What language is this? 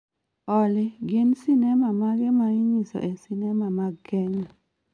Luo (Kenya and Tanzania)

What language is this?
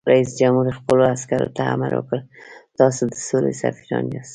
Pashto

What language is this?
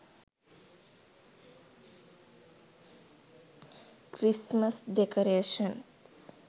Sinhala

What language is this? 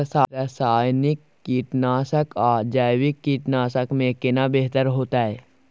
Maithili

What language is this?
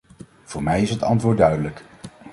Dutch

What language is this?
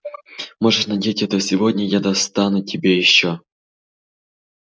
Russian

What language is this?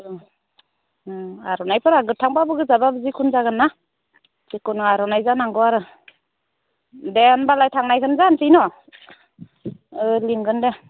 Bodo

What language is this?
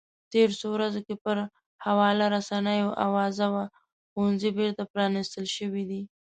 Pashto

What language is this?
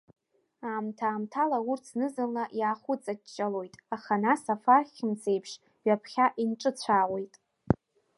Abkhazian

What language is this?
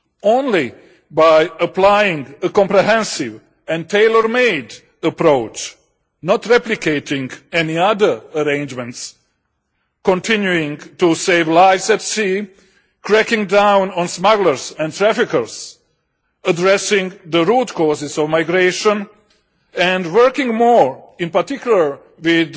English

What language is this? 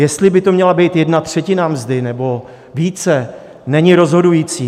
Czech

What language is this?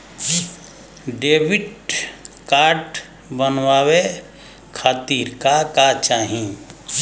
Bhojpuri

